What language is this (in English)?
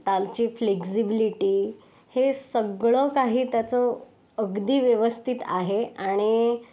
Marathi